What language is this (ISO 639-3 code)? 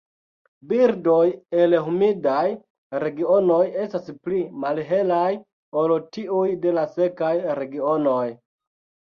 epo